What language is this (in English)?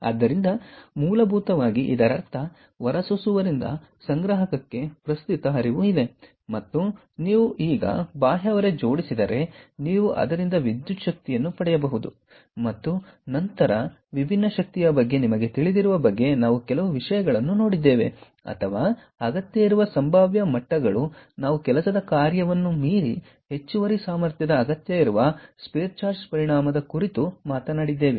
Kannada